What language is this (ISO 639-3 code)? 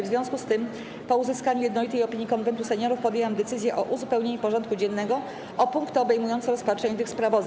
pol